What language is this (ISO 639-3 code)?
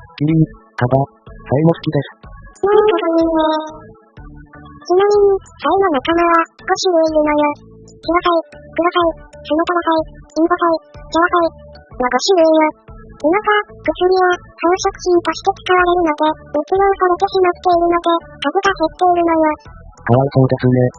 jpn